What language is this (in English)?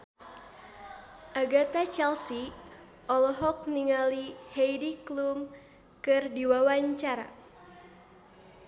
Sundanese